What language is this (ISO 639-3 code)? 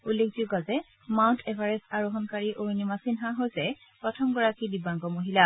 asm